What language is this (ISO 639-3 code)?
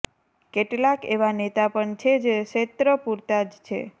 guj